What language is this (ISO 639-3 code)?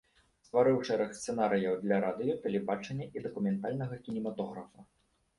bel